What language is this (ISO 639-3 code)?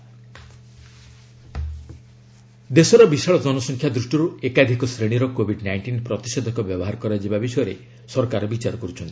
ori